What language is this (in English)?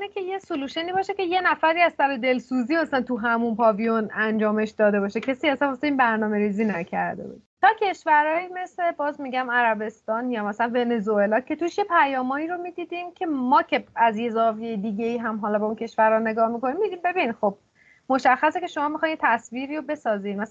Persian